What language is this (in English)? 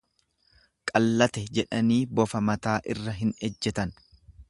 Oromo